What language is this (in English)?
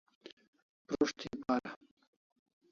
Kalasha